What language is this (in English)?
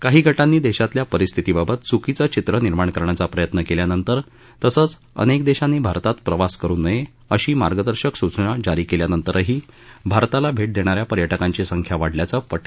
Marathi